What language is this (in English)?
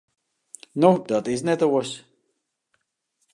Western Frisian